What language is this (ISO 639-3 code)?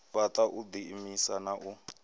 ven